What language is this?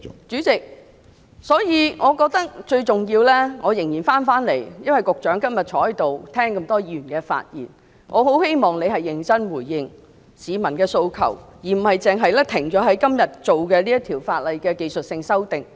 Cantonese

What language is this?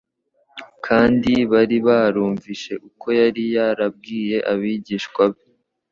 Kinyarwanda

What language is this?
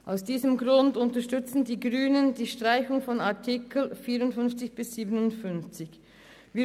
Swiss German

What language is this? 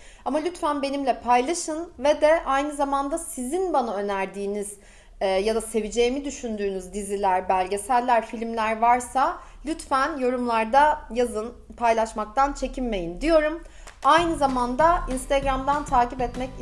Turkish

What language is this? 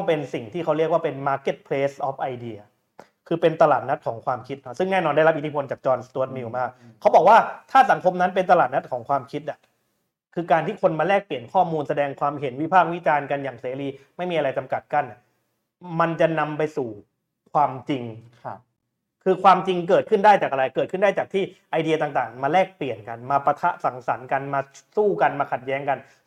Thai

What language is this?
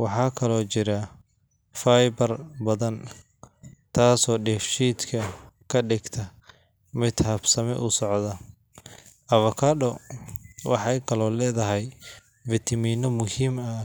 Somali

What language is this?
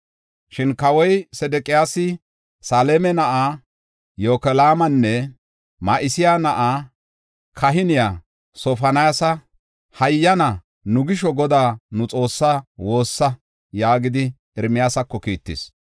Gofa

